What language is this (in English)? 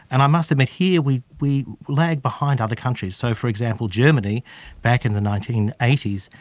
English